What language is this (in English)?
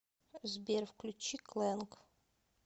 Russian